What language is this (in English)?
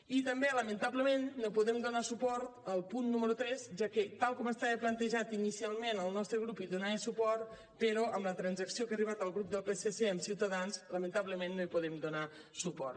Catalan